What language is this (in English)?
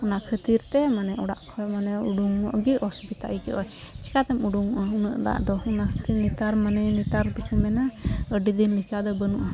Santali